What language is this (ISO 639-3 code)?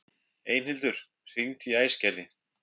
isl